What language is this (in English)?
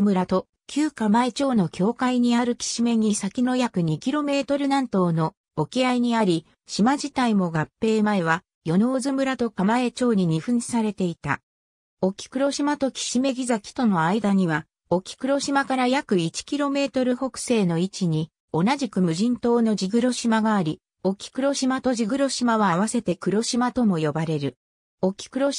Japanese